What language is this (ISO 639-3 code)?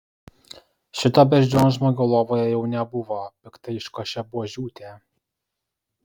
lit